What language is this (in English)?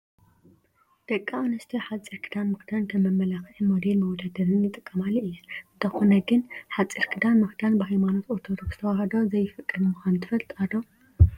Tigrinya